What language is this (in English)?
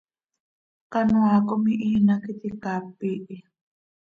Seri